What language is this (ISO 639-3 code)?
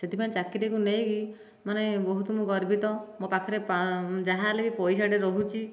ori